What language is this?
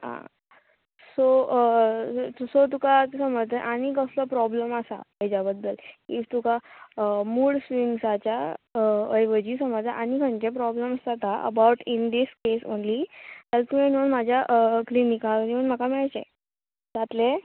Konkani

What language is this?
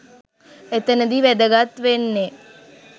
Sinhala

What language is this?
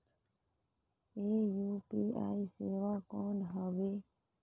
Chhattisgarhi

